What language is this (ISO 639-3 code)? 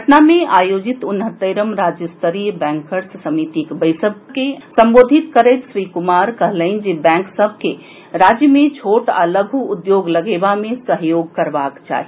mai